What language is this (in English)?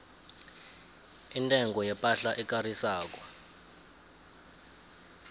South Ndebele